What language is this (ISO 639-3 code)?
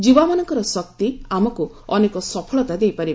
ori